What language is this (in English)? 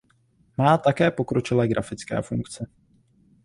Czech